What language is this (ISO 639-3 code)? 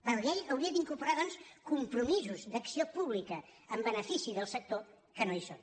cat